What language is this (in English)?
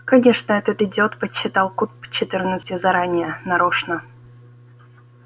Russian